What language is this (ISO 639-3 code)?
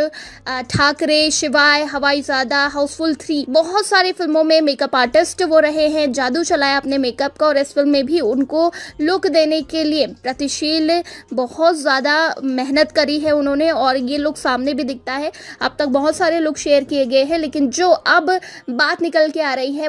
hin